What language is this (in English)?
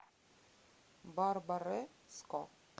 Russian